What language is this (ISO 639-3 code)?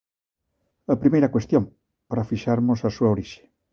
glg